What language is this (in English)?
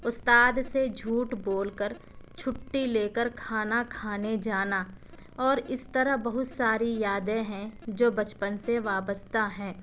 Urdu